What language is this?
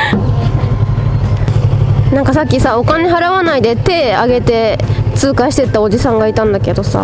Japanese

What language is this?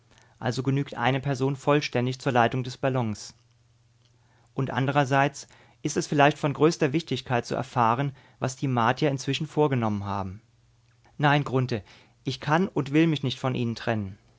German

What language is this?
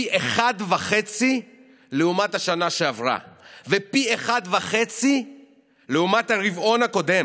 Hebrew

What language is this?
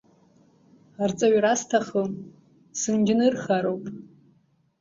Abkhazian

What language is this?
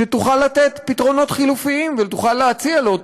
Hebrew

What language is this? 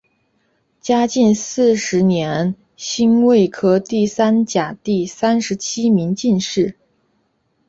Chinese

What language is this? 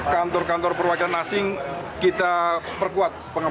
Indonesian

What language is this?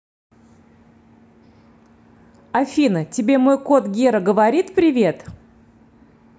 Russian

